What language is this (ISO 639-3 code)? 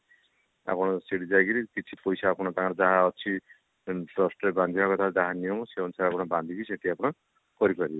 ori